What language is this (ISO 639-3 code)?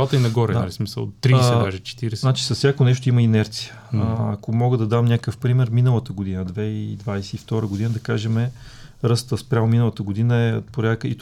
bul